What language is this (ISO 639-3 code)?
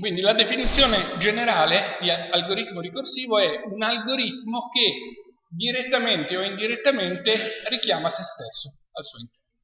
ita